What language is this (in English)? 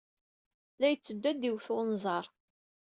Kabyle